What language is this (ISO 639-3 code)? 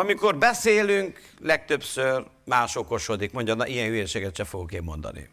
hun